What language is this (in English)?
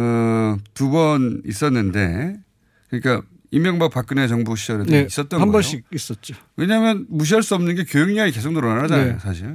Korean